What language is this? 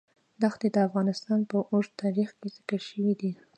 Pashto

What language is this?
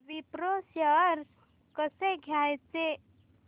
Marathi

